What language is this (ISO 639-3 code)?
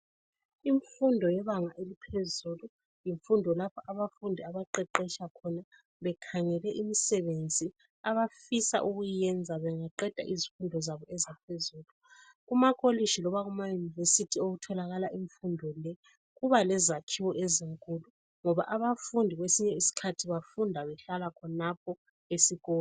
nde